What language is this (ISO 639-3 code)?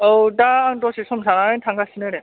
brx